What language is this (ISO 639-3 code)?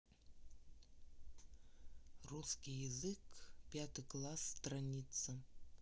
rus